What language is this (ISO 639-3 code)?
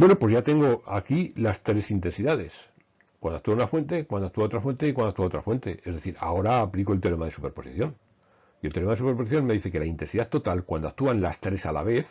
spa